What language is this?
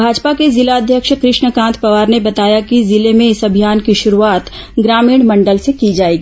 Hindi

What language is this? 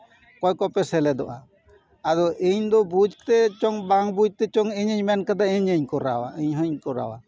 Santali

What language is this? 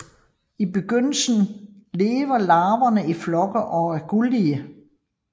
Danish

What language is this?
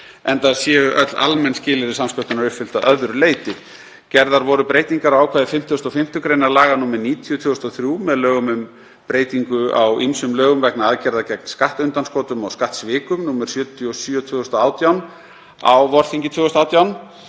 Icelandic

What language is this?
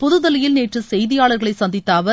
Tamil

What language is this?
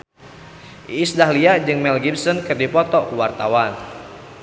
Sundanese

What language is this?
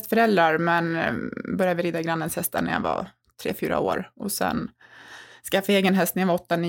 Swedish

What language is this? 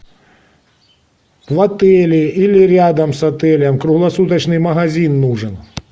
Russian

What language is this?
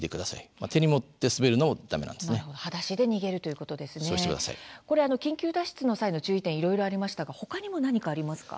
Japanese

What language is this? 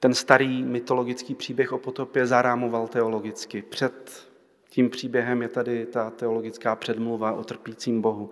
Czech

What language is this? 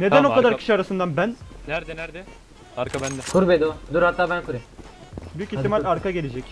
Turkish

